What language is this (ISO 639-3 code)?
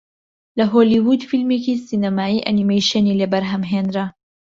ckb